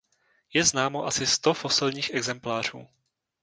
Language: Czech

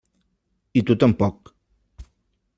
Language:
Catalan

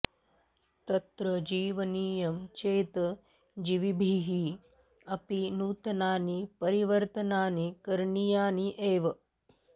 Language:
Sanskrit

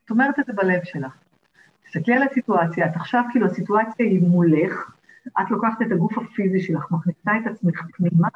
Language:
Hebrew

